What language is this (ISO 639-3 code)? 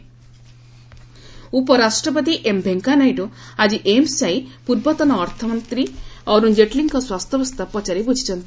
ori